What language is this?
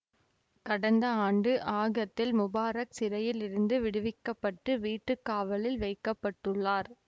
Tamil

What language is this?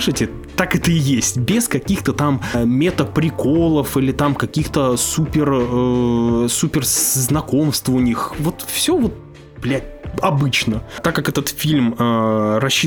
Russian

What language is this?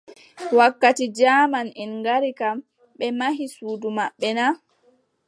Adamawa Fulfulde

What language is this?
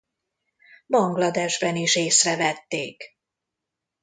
Hungarian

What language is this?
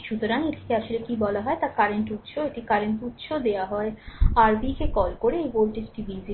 Bangla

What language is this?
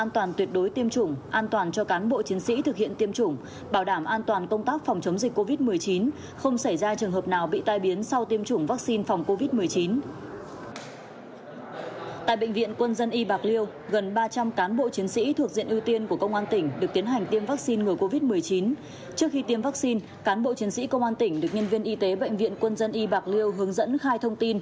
Vietnamese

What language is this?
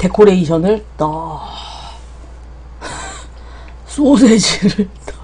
Korean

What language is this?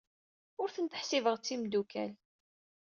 Kabyle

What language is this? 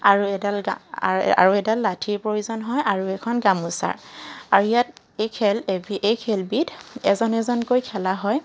Assamese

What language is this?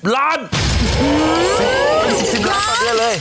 Thai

